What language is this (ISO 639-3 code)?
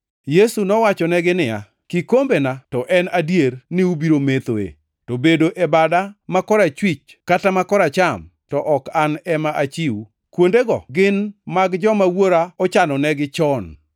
luo